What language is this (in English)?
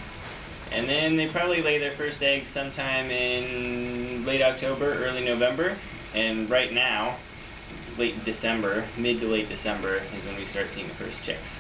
English